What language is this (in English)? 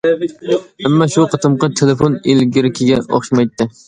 Uyghur